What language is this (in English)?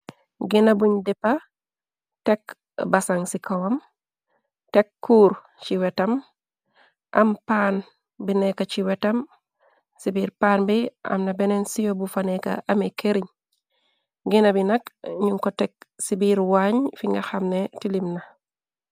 Wolof